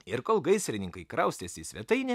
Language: Lithuanian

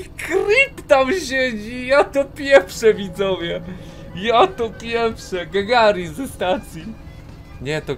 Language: Polish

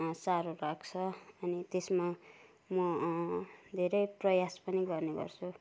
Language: Nepali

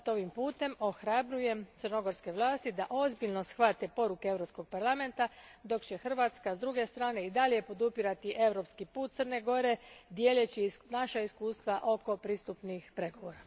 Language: Croatian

